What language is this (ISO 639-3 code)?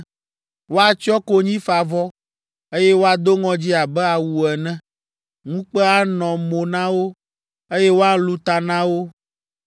ewe